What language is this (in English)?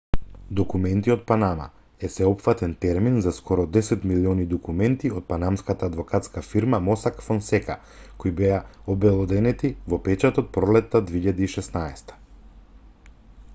Macedonian